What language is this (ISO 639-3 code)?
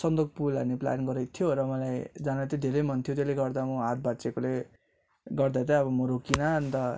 nep